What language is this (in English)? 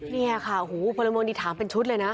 Thai